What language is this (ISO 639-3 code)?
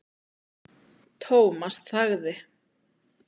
isl